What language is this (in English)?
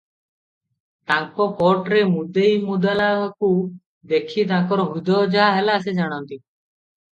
Odia